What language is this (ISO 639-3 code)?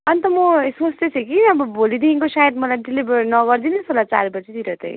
nep